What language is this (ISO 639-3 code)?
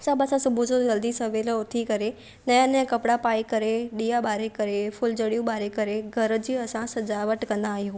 snd